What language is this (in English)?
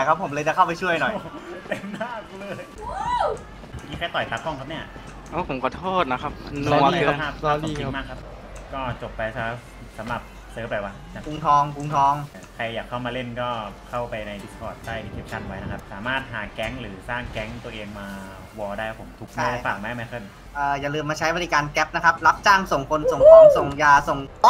Thai